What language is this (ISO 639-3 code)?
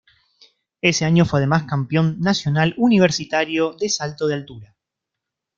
spa